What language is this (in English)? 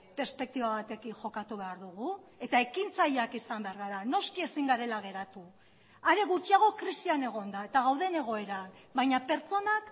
Basque